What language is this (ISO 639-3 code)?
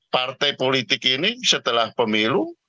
ind